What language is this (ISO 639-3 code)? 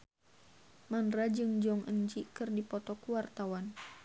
sun